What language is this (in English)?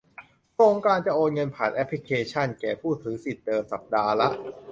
Thai